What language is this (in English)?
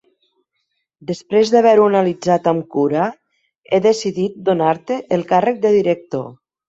Catalan